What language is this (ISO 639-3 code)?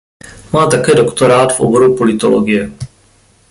ces